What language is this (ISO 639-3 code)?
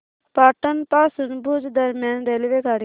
mar